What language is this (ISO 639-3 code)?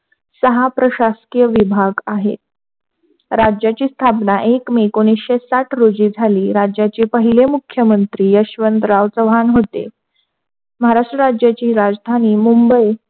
mar